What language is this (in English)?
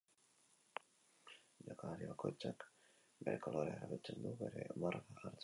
Basque